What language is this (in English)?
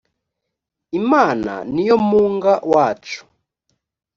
Kinyarwanda